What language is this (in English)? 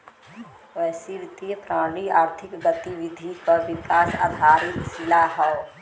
Bhojpuri